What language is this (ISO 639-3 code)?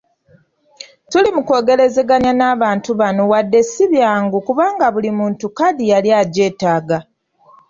lug